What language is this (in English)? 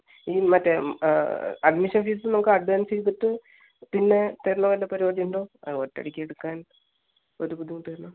Malayalam